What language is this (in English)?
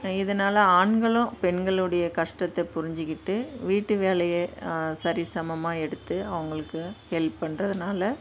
Tamil